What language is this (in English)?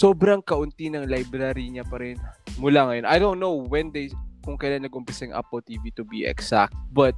Filipino